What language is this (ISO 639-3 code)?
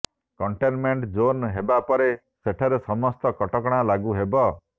ori